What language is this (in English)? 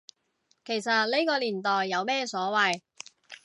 Cantonese